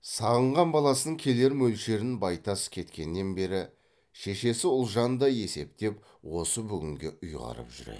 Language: Kazakh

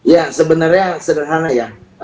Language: Indonesian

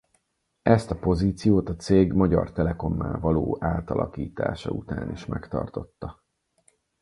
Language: Hungarian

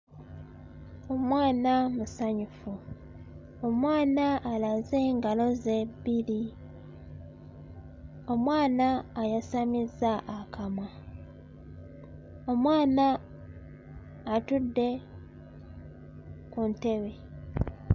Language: Ganda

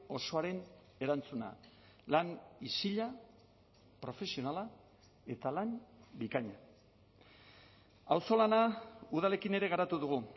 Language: Basque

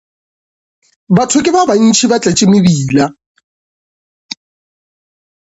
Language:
Northern Sotho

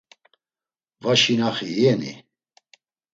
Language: Laz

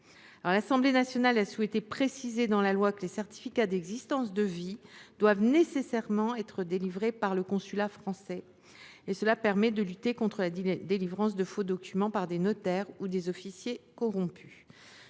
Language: French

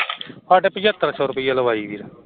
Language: Punjabi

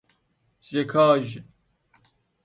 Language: Persian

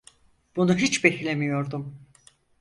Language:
Turkish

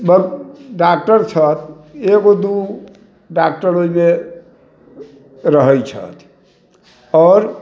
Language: Maithili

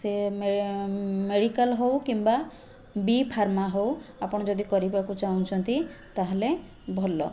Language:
Odia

